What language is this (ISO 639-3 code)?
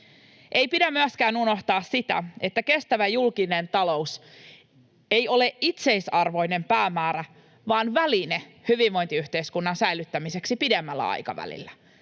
fin